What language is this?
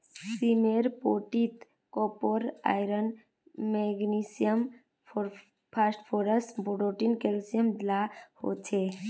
Magahi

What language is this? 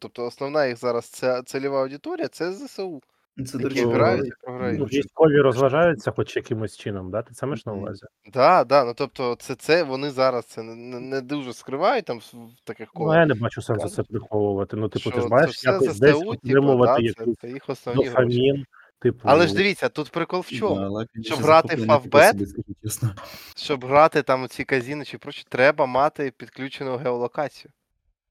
Ukrainian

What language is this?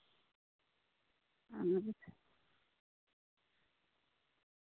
Santali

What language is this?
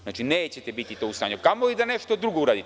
Serbian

